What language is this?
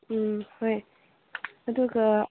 Manipuri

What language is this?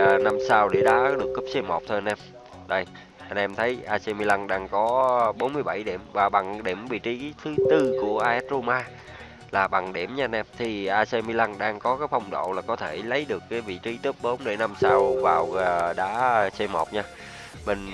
Vietnamese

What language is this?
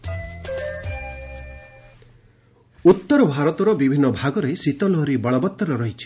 Odia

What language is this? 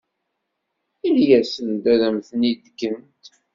Kabyle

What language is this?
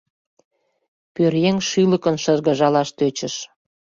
Mari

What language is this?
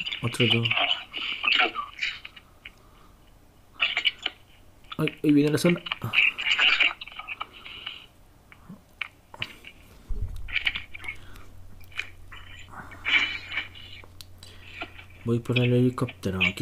Spanish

